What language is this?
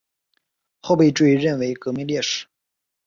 Chinese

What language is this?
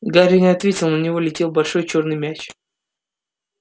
Russian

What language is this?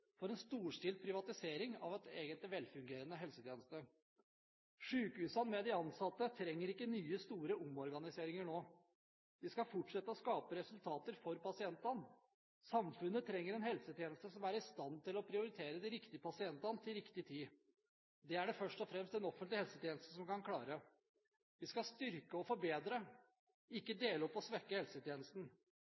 Norwegian Bokmål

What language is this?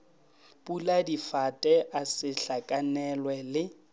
Northern Sotho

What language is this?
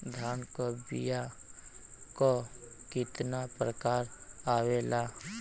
Bhojpuri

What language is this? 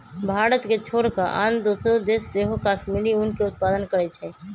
Magahi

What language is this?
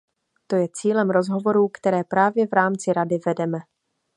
Czech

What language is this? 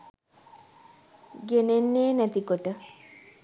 Sinhala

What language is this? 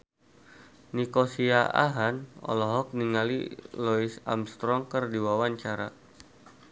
Sundanese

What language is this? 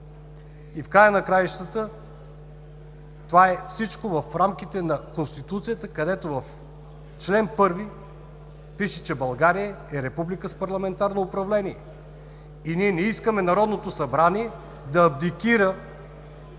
Bulgarian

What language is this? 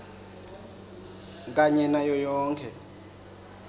Swati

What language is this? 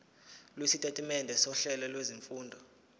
Zulu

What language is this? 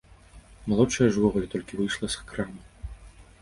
Belarusian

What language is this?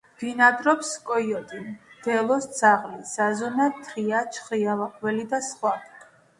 Georgian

